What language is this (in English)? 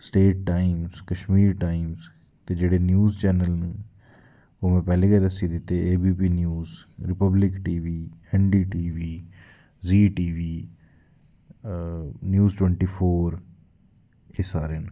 Dogri